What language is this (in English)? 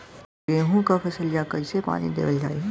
Bhojpuri